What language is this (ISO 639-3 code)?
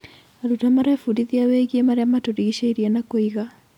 kik